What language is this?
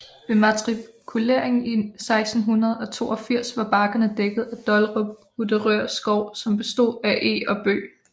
Danish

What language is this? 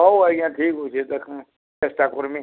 Odia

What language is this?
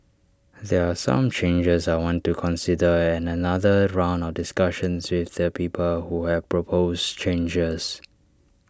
English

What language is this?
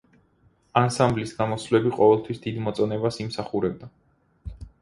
Georgian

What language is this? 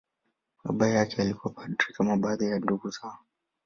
Swahili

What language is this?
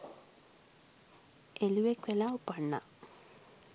Sinhala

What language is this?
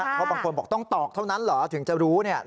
Thai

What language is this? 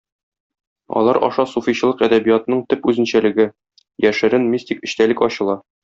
Tatar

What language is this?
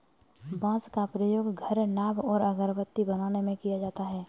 Hindi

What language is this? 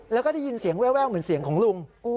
Thai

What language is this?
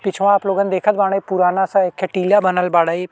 Bhojpuri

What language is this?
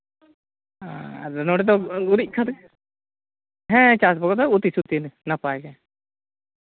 Santali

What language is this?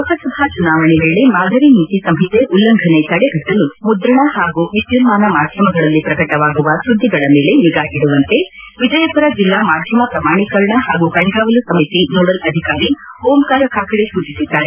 Kannada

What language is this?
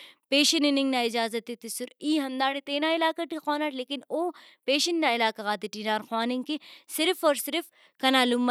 Brahui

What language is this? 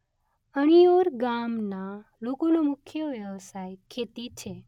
Gujarati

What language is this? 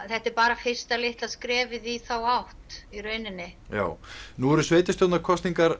Icelandic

